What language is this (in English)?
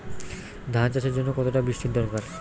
Bangla